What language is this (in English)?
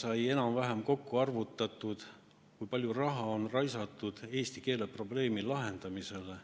Estonian